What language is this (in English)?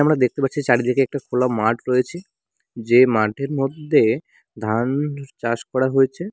Bangla